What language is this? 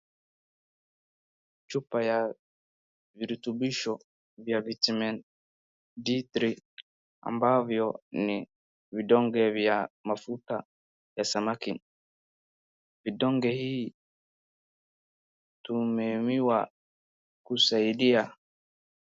Swahili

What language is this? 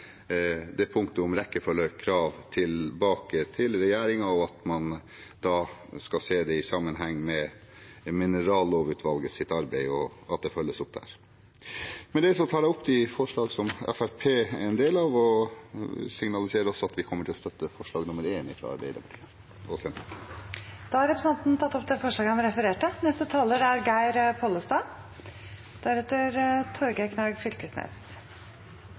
Norwegian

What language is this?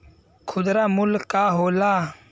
Bhojpuri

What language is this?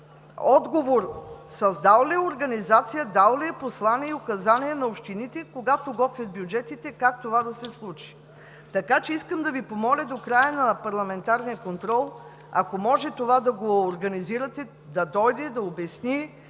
Bulgarian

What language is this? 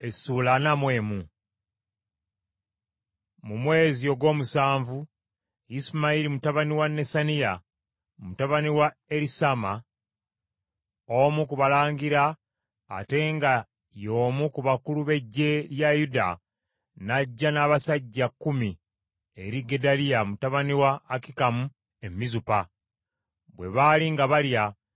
Ganda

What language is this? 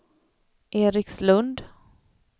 Swedish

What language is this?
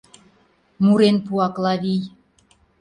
Mari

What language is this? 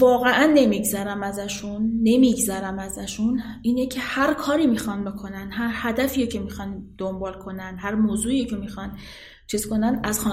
Persian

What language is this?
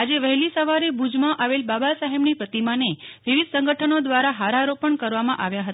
Gujarati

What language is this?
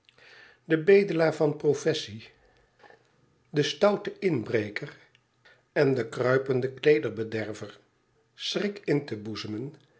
Dutch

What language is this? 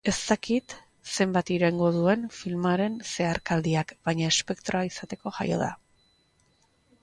Basque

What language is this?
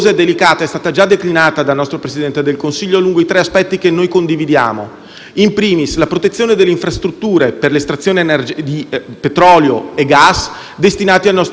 Italian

